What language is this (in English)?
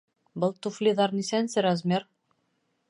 Bashkir